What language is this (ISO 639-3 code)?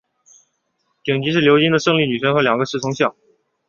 zho